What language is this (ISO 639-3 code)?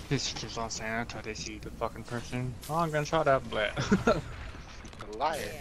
eng